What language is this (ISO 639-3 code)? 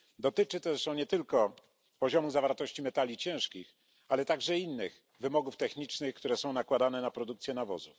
pol